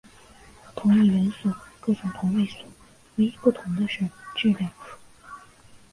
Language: Chinese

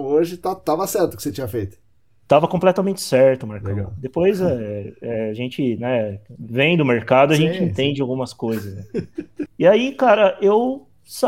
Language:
Portuguese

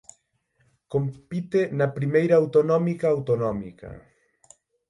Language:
Galician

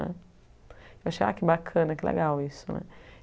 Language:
Portuguese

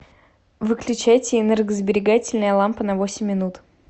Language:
Russian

